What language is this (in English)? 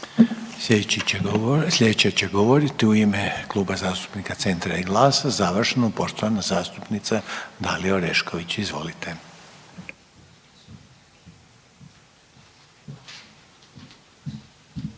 Croatian